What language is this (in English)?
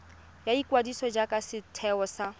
Tswana